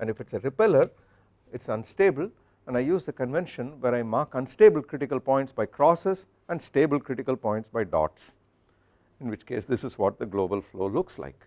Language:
English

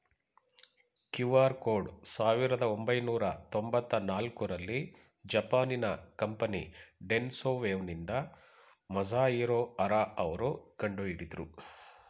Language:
Kannada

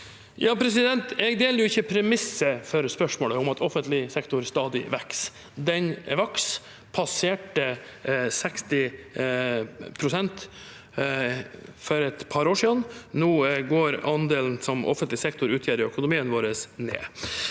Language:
Norwegian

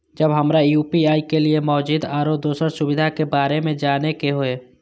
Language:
Maithili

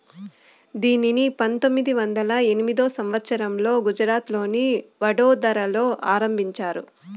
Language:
Telugu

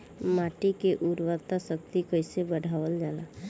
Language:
Bhojpuri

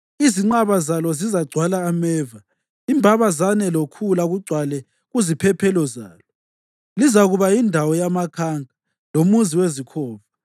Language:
North Ndebele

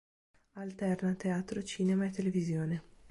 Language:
Italian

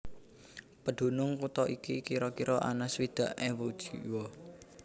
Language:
Javanese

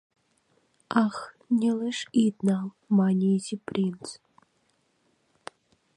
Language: Mari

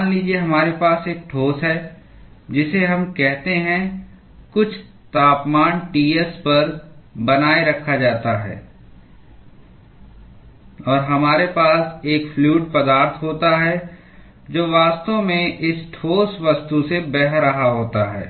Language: Hindi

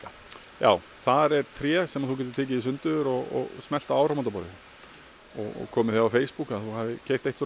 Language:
Icelandic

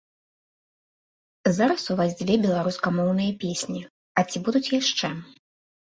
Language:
Belarusian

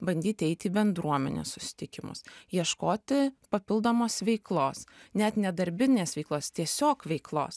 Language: Lithuanian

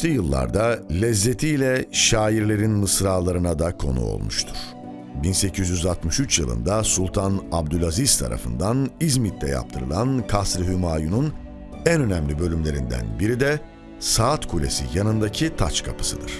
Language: Turkish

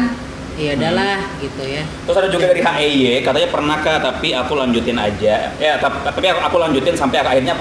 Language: Indonesian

